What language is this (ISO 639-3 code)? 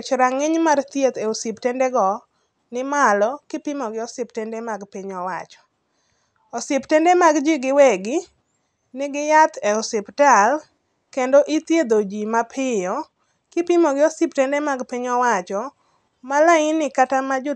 luo